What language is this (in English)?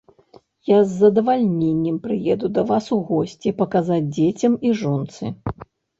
Belarusian